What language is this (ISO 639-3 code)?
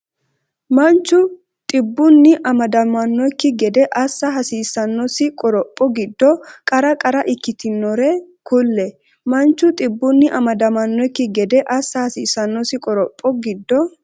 sid